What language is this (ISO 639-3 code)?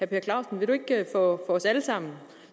dan